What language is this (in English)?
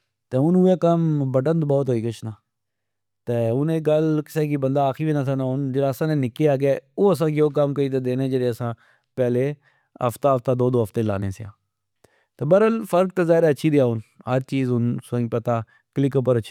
Pahari-Potwari